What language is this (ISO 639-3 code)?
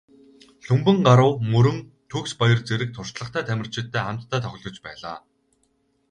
mon